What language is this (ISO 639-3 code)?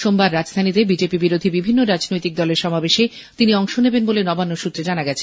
ben